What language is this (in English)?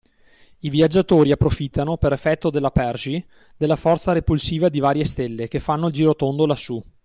Italian